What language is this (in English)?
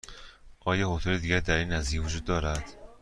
Persian